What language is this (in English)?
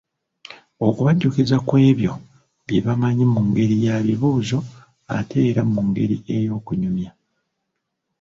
Ganda